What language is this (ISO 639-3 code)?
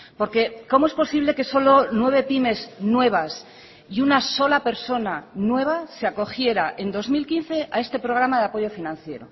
spa